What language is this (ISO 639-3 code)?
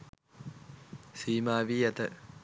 sin